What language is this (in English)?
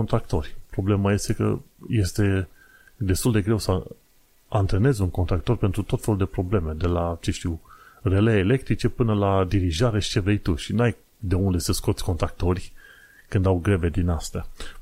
Romanian